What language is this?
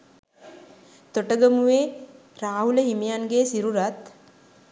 Sinhala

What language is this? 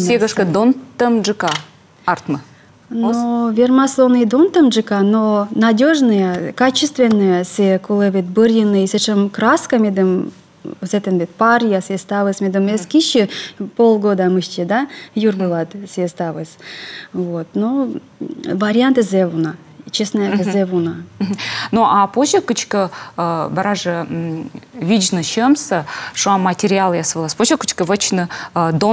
Russian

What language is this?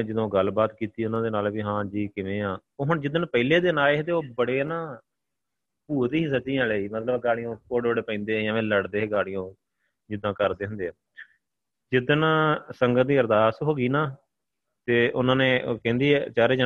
Punjabi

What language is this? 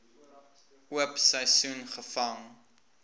Afrikaans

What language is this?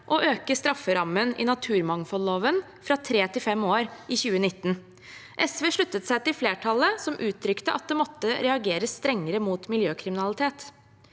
Norwegian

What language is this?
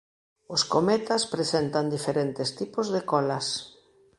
Galician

